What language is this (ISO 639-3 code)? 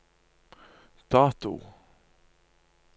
nor